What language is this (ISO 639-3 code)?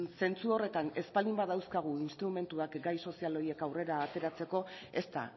eus